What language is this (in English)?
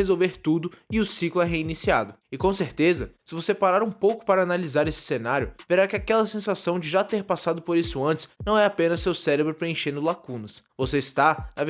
Portuguese